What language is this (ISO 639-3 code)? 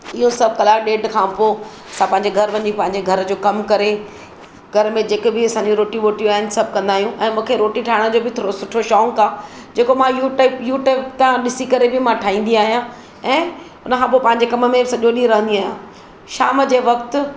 snd